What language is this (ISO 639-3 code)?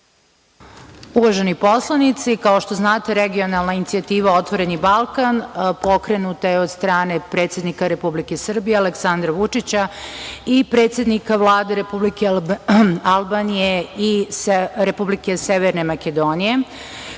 srp